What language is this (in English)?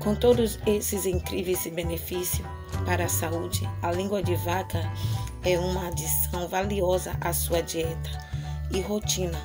Portuguese